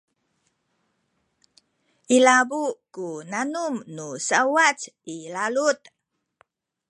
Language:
Sakizaya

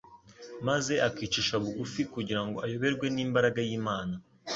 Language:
Kinyarwanda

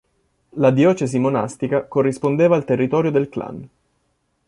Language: Italian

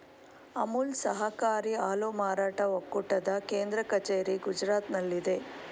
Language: Kannada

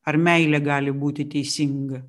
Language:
Lithuanian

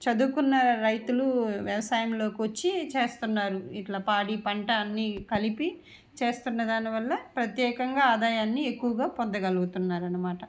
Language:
Telugu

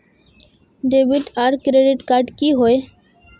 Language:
Magahi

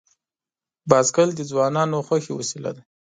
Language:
Pashto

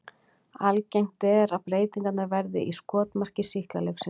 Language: Icelandic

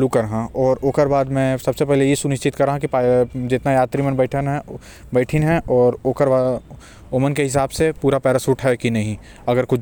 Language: Korwa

